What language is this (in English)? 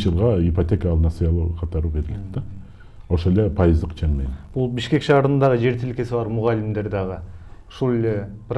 Turkish